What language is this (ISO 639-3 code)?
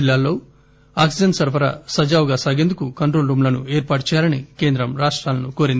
tel